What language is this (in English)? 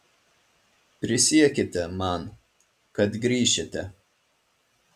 Lithuanian